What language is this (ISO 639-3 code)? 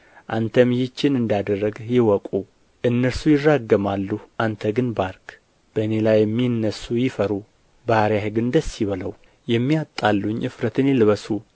amh